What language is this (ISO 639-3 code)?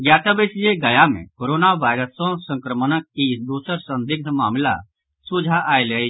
mai